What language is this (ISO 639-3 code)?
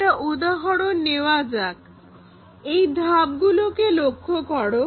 ben